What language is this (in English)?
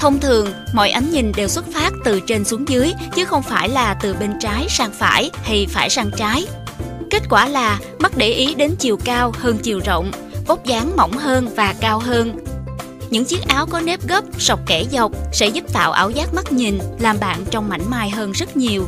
Vietnamese